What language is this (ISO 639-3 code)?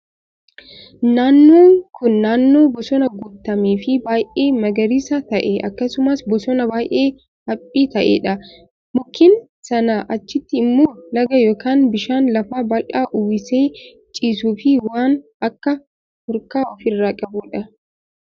orm